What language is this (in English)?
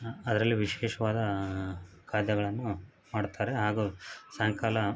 Kannada